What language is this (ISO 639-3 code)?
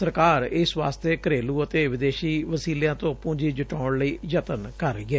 pan